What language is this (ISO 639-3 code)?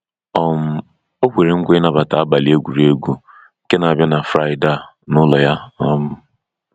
ibo